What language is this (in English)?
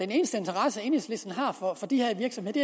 Danish